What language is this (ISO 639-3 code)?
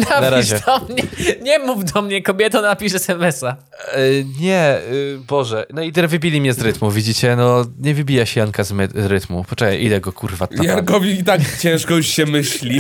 pol